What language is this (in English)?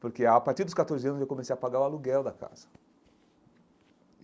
Portuguese